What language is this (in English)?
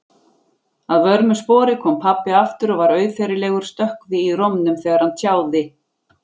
Icelandic